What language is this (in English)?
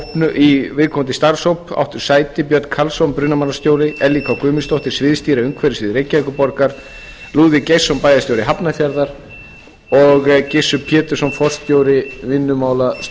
Icelandic